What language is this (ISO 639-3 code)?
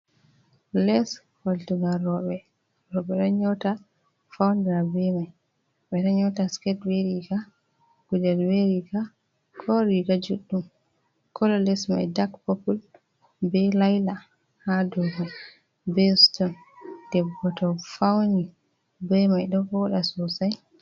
ful